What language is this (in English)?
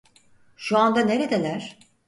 Turkish